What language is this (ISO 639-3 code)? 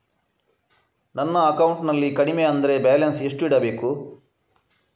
kan